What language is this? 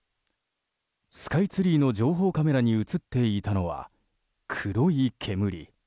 Japanese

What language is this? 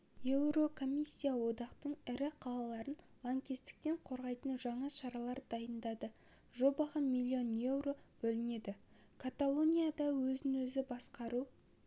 Kazakh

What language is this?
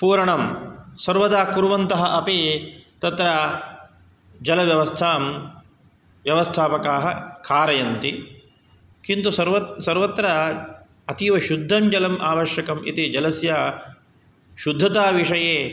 Sanskrit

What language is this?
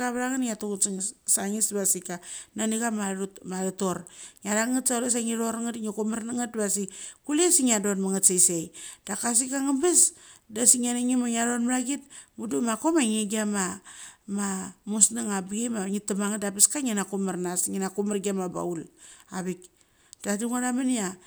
Mali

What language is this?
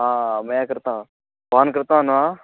Sanskrit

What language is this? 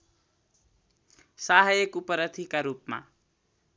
Nepali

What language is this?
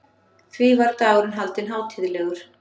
Icelandic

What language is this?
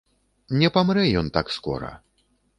Belarusian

